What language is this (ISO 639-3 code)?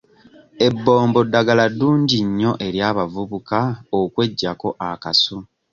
lug